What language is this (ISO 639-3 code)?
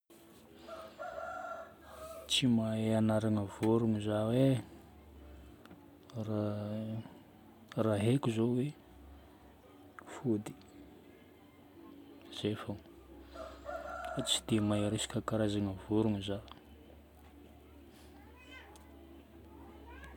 bmm